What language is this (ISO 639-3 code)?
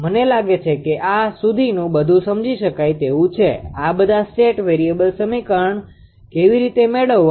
guj